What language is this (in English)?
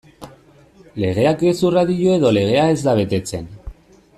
Basque